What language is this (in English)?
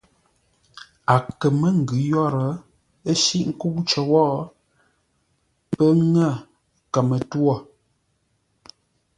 Ngombale